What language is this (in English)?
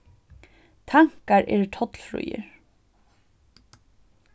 Faroese